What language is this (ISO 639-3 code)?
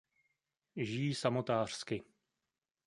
ces